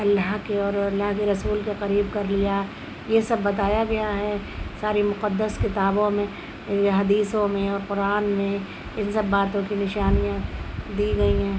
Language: Urdu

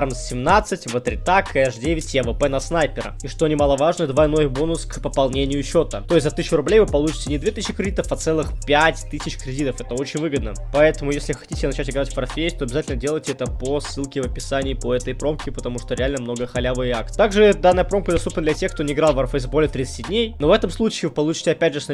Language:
Russian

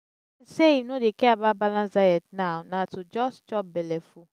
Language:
Nigerian Pidgin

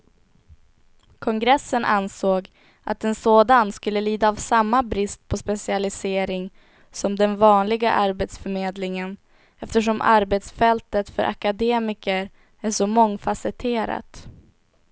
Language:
Swedish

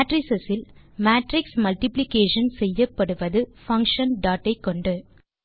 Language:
Tamil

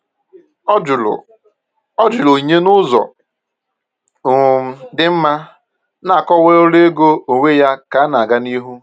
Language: Igbo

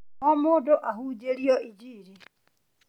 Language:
Kikuyu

